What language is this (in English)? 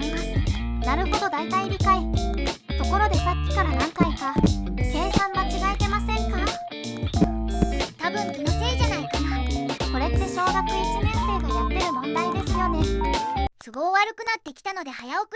Japanese